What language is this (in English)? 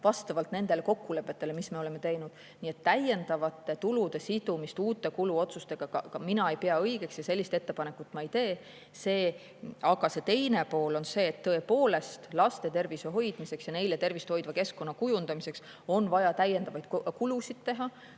Estonian